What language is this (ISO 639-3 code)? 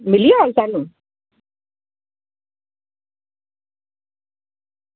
doi